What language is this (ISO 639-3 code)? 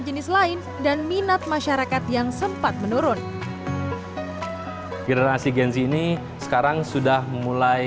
ind